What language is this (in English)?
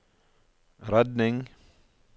Norwegian